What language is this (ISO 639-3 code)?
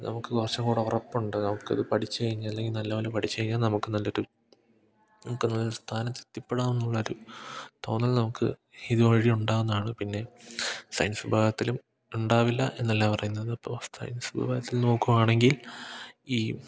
mal